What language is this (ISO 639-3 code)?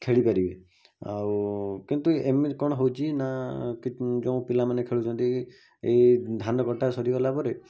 ori